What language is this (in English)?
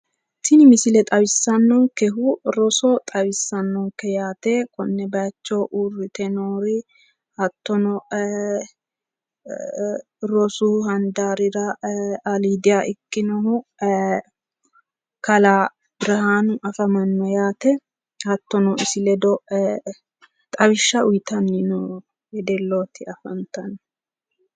Sidamo